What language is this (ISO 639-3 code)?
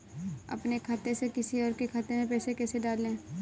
hin